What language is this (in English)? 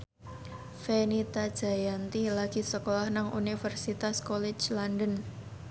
Javanese